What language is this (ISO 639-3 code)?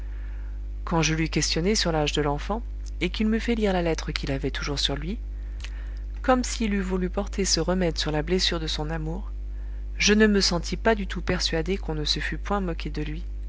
fra